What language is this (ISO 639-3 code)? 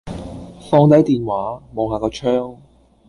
yue